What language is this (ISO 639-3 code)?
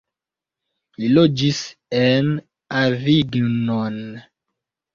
epo